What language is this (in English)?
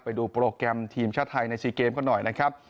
Thai